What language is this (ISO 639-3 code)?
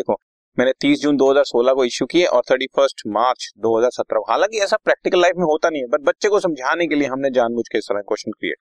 hin